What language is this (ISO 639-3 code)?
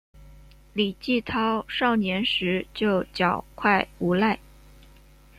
zho